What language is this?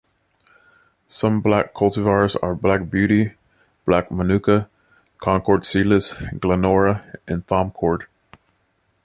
English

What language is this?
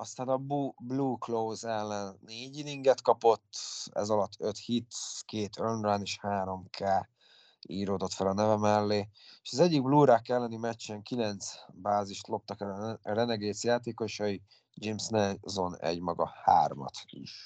Hungarian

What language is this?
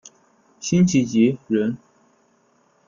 Chinese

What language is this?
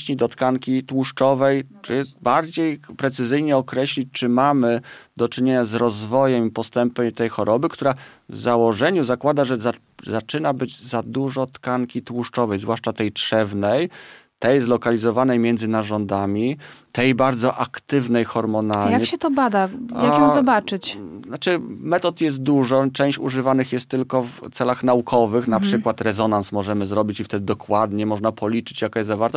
Polish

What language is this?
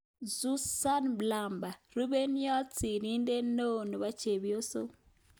Kalenjin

